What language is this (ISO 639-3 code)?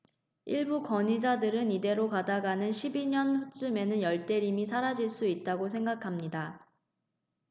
kor